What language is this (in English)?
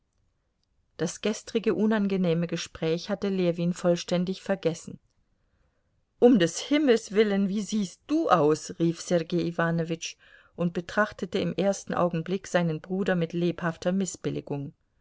German